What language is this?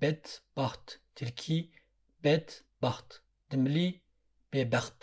Turkish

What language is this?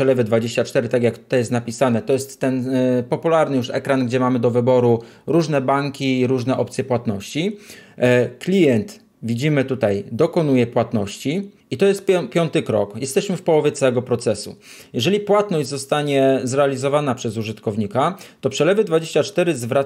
Polish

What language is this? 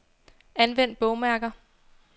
Danish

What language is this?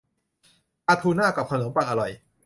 Thai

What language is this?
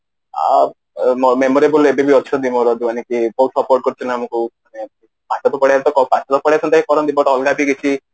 Odia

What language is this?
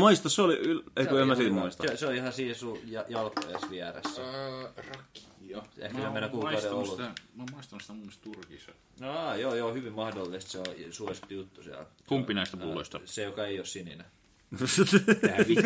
Finnish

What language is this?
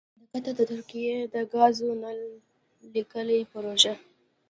Pashto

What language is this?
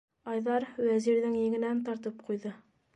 Bashkir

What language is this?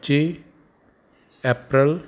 Punjabi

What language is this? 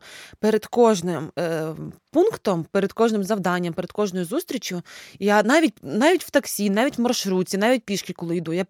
Ukrainian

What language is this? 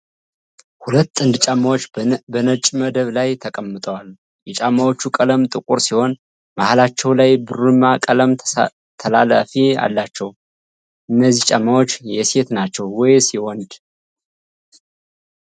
Amharic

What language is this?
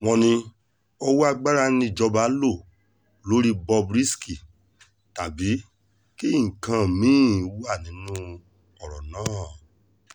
Yoruba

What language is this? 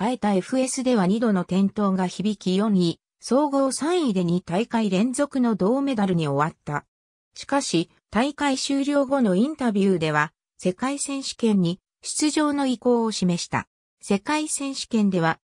Japanese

